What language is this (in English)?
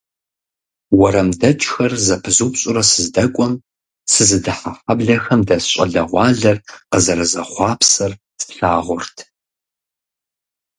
Kabardian